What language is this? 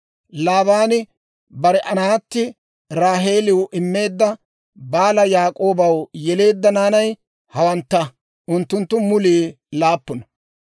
Dawro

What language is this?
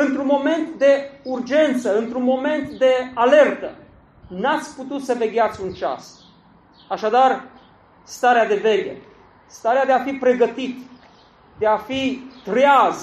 Romanian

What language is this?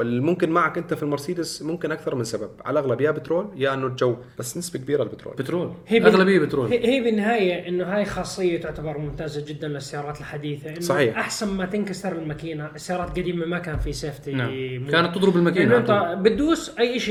Arabic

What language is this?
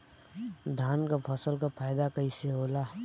Bhojpuri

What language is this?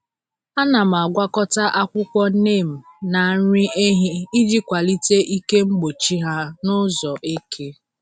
Igbo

